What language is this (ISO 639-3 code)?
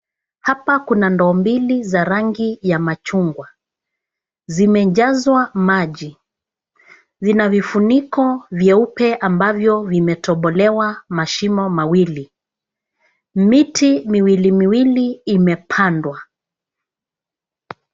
swa